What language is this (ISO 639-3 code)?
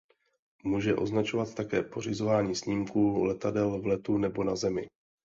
ces